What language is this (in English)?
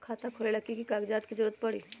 Magahi